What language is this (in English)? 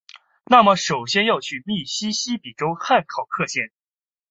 Chinese